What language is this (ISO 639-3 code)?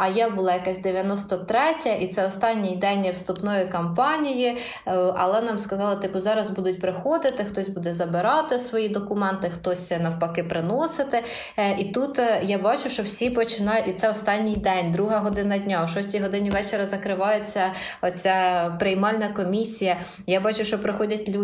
ukr